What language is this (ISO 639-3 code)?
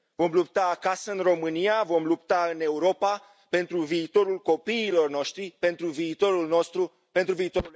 ron